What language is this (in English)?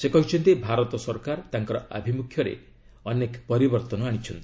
Odia